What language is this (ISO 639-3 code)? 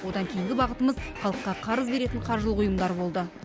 kaz